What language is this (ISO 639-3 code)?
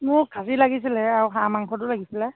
asm